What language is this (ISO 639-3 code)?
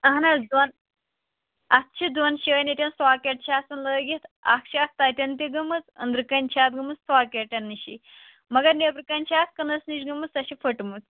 kas